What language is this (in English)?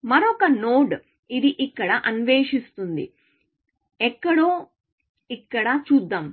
Telugu